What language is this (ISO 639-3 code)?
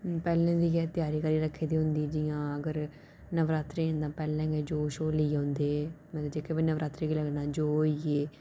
doi